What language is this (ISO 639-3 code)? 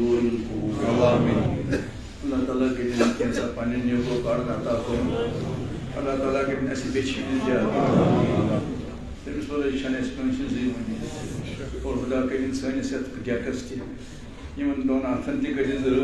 ron